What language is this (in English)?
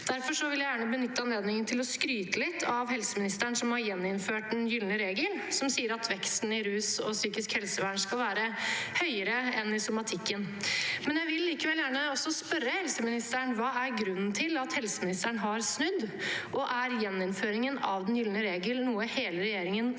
Norwegian